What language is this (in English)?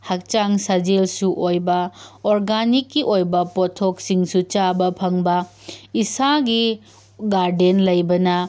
Manipuri